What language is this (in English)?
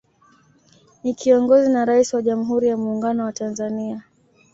Swahili